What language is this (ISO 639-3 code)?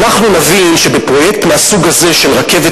heb